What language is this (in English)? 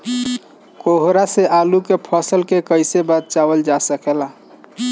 Bhojpuri